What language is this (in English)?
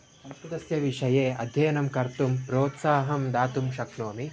Sanskrit